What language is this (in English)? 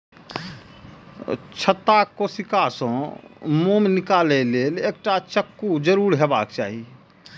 Maithili